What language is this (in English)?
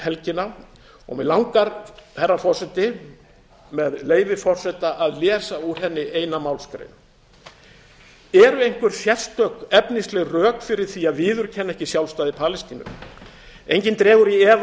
Icelandic